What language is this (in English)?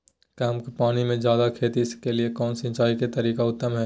Magahi